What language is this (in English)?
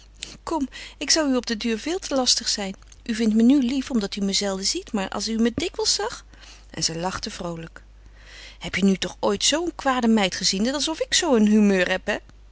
Dutch